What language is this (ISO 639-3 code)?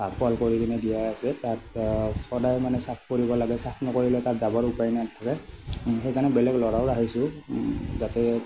asm